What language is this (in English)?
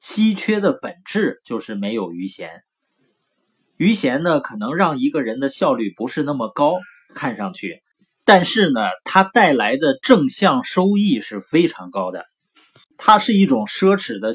Chinese